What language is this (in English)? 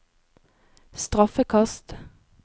Norwegian